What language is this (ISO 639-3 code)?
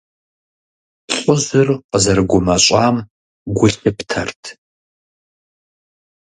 kbd